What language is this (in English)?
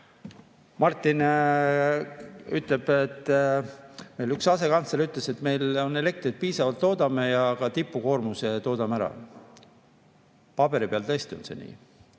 Estonian